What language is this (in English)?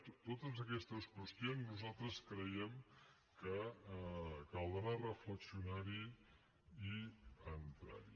Catalan